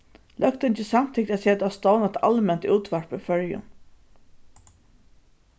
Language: Faroese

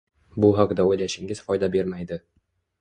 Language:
Uzbek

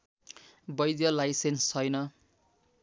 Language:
Nepali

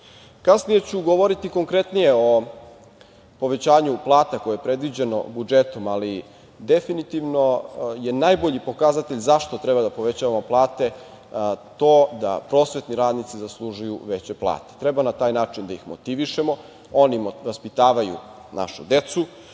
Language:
Serbian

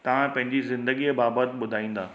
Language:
Sindhi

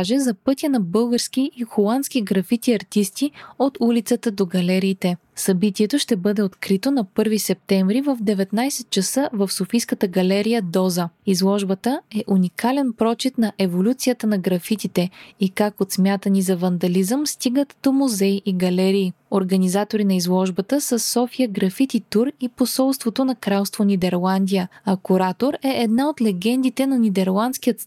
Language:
Bulgarian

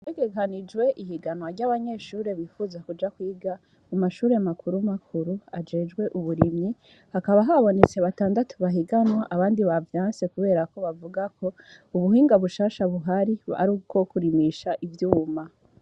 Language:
Rundi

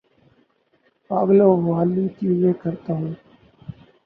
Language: Urdu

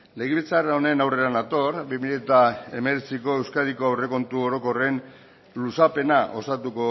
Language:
Basque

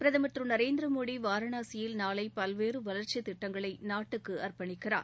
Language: Tamil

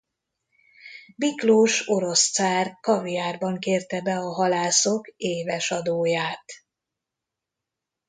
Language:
Hungarian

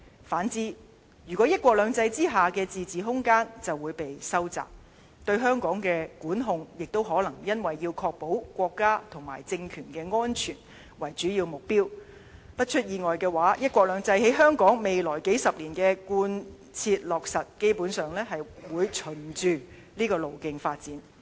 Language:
Cantonese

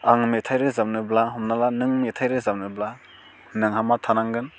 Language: Bodo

